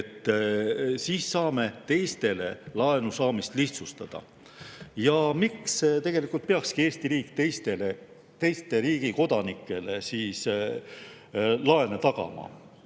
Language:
Estonian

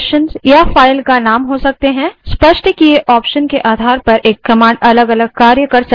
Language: Hindi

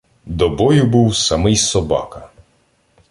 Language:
Ukrainian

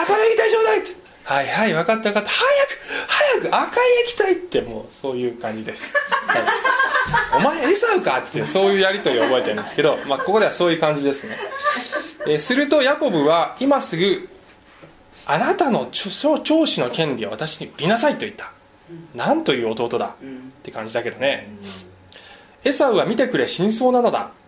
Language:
Japanese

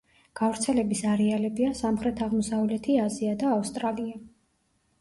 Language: Georgian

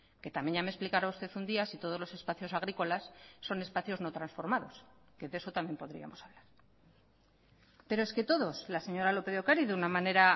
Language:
Spanish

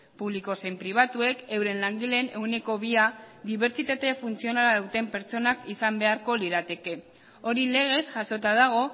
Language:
Basque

